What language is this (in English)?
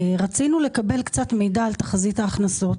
Hebrew